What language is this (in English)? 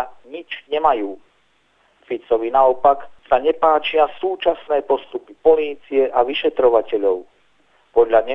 Slovak